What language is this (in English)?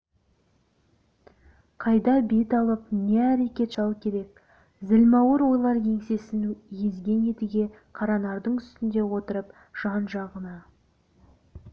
Kazakh